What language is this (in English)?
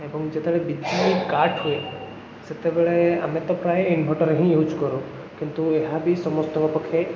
Odia